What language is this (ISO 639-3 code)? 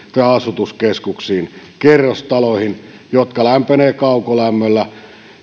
fin